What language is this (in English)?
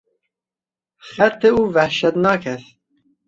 Persian